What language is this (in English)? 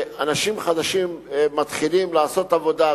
Hebrew